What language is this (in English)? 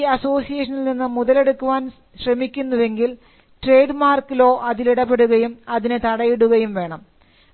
Malayalam